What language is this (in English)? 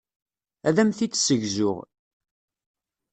Kabyle